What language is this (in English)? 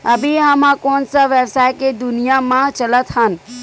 Chhattisgarhi